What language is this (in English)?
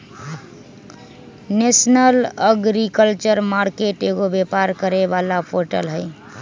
Magahi